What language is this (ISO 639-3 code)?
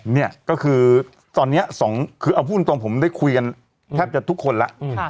tha